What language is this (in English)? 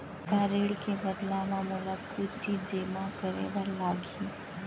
Chhattisgarhi